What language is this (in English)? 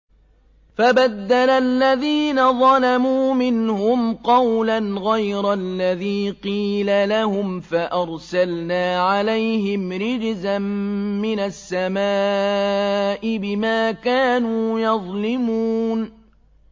Arabic